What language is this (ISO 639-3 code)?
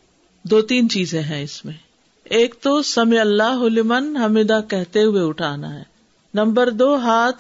urd